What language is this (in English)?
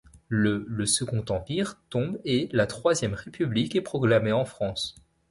French